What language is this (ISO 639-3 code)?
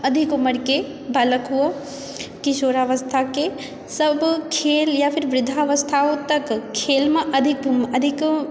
mai